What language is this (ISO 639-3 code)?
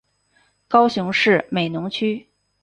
zho